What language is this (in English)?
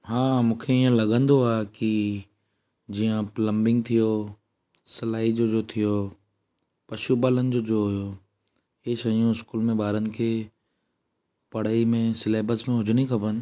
Sindhi